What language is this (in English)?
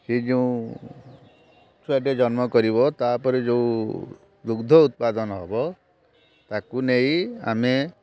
Odia